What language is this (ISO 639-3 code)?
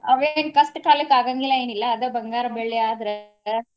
kan